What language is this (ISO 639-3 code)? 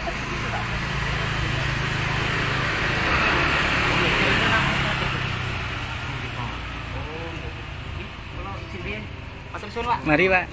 ind